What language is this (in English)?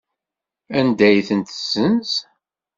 Kabyle